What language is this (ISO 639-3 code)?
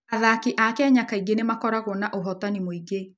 kik